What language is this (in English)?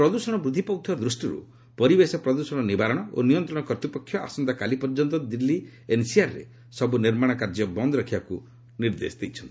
Odia